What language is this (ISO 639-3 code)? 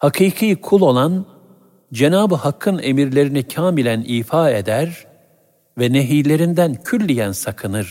tur